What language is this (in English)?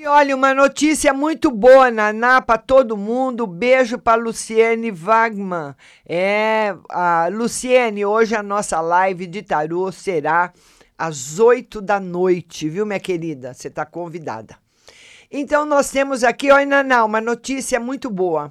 Portuguese